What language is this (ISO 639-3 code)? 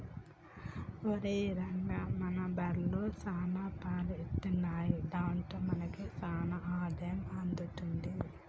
tel